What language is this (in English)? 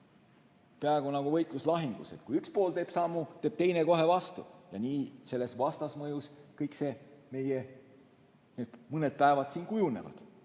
Estonian